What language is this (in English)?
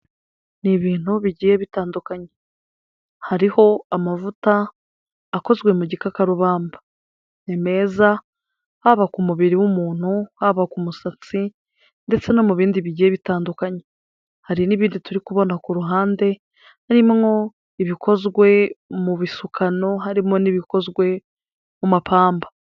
Kinyarwanda